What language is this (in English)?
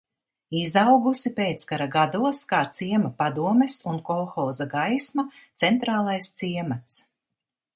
Latvian